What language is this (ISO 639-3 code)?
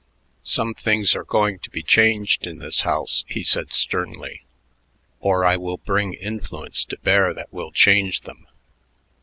eng